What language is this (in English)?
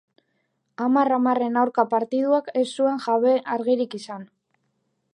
Basque